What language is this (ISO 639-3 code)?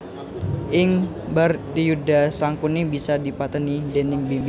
jav